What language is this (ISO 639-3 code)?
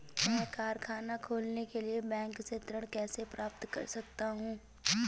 hin